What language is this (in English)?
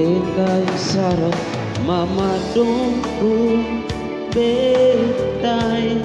Indonesian